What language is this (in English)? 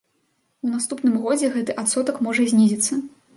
Belarusian